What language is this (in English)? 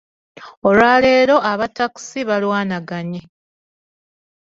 Ganda